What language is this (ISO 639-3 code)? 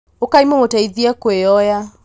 kik